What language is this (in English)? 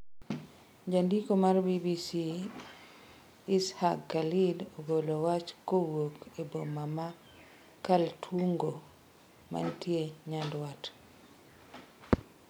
Luo (Kenya and Tanzania)